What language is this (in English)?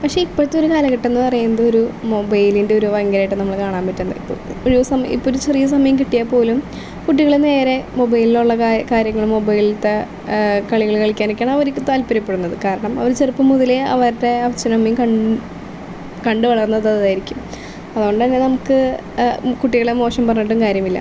Malayalam